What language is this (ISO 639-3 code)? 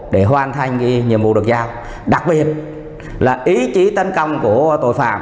vie